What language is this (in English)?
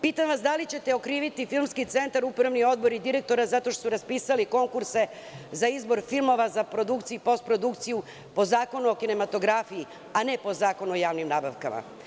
Serbian